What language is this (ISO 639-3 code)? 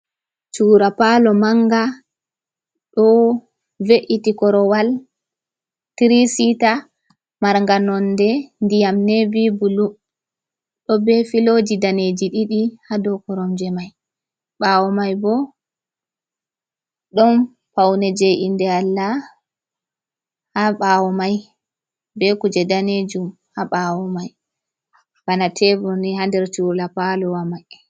ful